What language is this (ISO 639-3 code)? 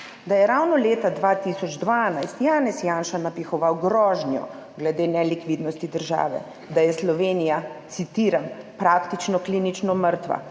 slv